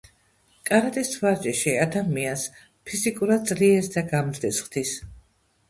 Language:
Georgian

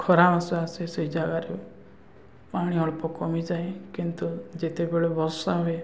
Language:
Odia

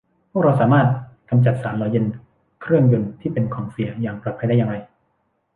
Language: Thai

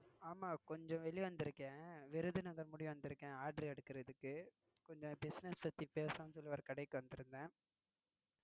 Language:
Tamil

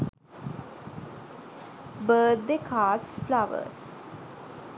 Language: Sinhala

